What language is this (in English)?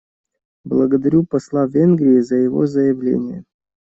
Russian